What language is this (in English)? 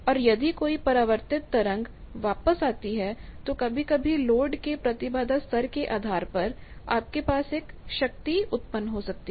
Hindi